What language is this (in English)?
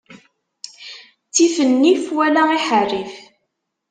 Kabyle